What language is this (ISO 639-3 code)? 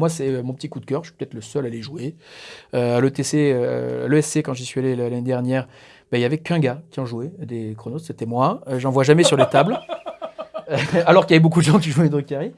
fra